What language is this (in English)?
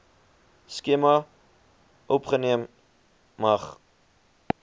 Afrikaans